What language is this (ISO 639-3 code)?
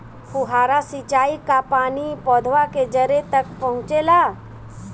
bho